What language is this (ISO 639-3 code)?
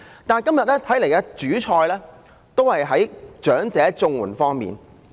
yue